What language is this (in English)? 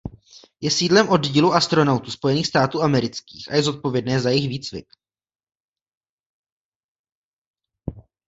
Czech